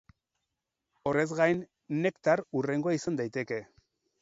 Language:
Basque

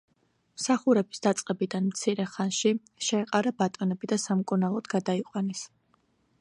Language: Georgian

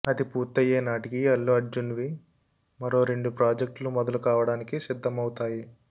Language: Telugu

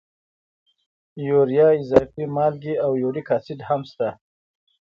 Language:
Pashto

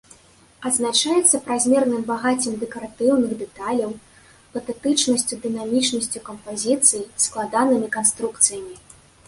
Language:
Belarusian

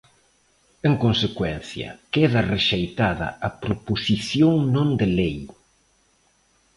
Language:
Galician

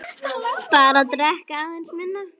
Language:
Icelandic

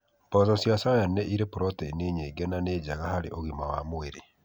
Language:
Kikuyu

